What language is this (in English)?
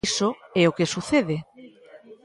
Galician